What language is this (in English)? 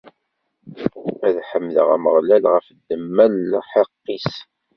Kabyle